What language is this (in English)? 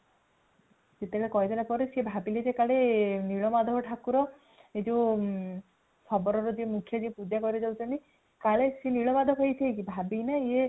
Odia